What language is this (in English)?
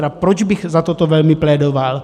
Czech